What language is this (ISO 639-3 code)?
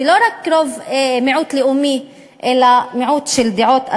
heb